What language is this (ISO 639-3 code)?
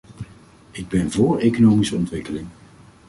nld